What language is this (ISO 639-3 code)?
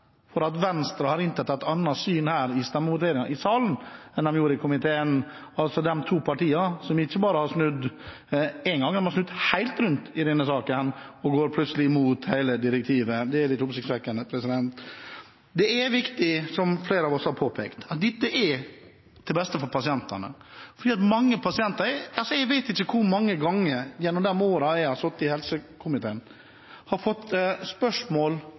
nob